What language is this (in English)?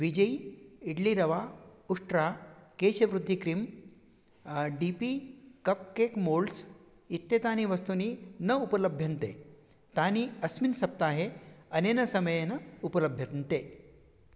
Sanskrit